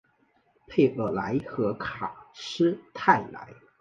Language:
Chinese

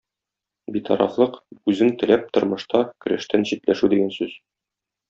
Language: Tatar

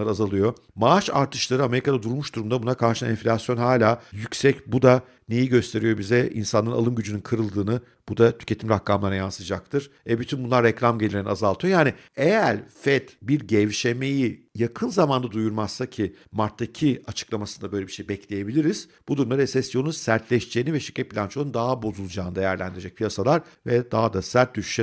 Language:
Turkish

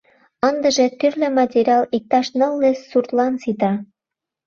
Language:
Mari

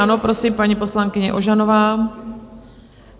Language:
Czech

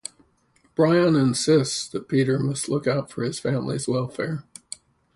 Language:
English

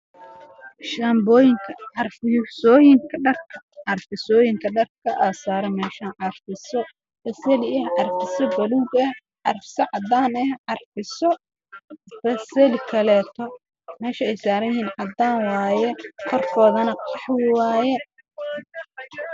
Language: Somali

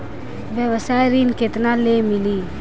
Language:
Bhojpuri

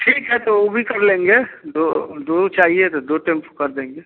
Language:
Hindi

